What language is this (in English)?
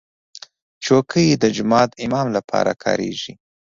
Pashto